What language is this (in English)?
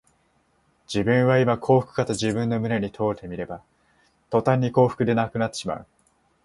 Japanese